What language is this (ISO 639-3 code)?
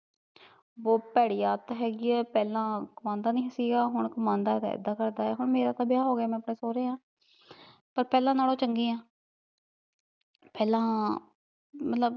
pan